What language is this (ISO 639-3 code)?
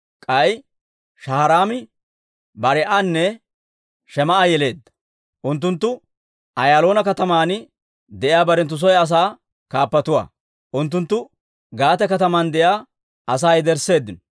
dwr